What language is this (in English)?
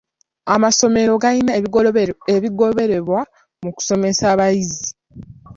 Ganda